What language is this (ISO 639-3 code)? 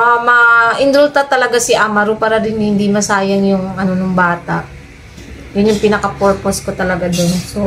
fil